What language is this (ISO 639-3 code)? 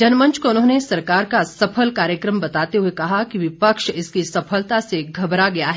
hin